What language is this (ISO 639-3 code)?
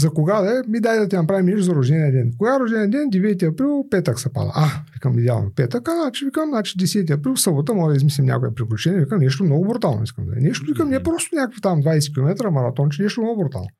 bul